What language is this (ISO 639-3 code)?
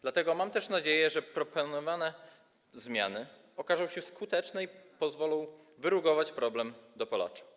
pol